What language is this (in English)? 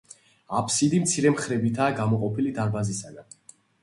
Georgian